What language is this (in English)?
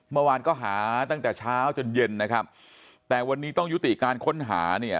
Thai